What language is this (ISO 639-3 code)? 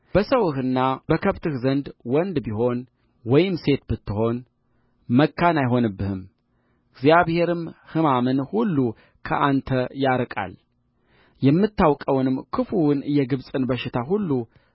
amh